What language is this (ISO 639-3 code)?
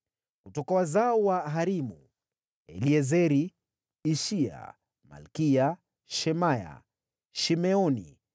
swa